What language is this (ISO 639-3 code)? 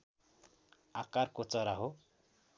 nep